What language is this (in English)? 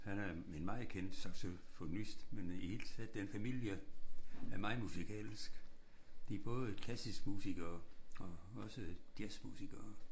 Danish